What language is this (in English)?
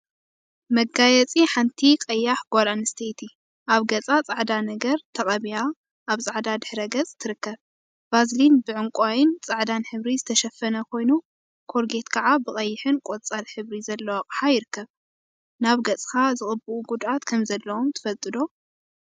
Tigrinya